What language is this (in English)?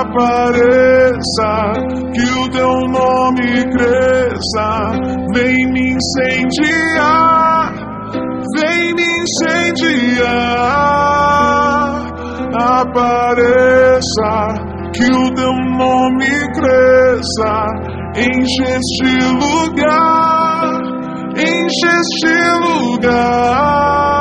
Portuguese